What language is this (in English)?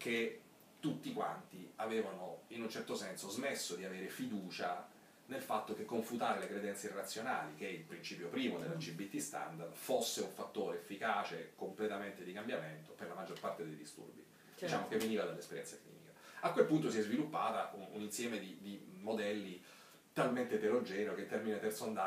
Italian